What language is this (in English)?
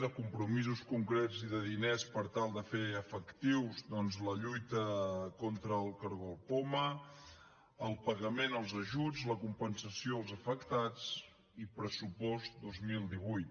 Catalan